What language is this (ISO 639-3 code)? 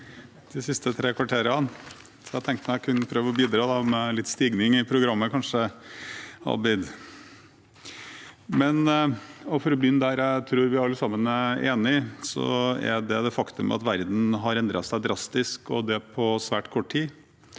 nor